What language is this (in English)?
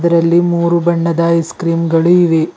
Kannada